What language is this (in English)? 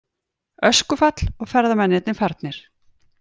Icelandic